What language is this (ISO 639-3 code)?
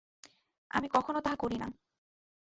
ben